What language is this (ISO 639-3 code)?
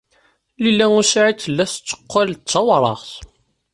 kab